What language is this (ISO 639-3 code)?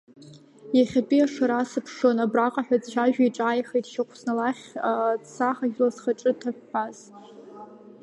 abk